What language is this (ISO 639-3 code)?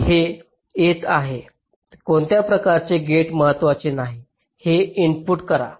mar